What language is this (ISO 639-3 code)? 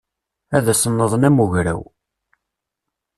kab